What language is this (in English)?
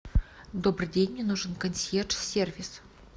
Russian